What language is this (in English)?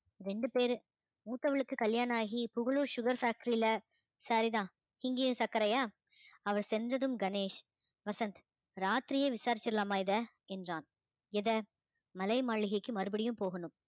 Tamil